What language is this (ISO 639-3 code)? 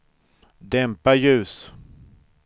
swe